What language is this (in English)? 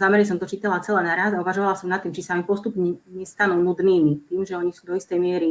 Slovak